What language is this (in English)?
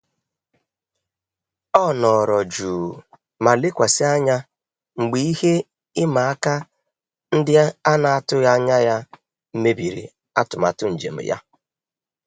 Igbo